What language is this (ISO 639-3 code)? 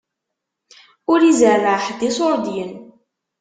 kab